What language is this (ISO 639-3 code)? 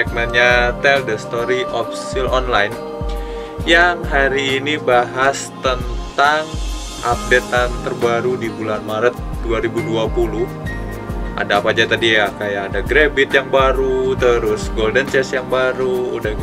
ind